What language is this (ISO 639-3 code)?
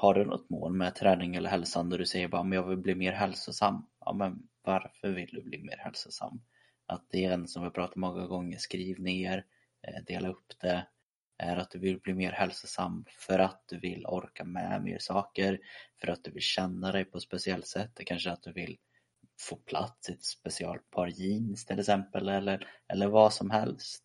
swe